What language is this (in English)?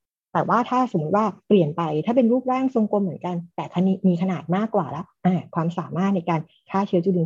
Thai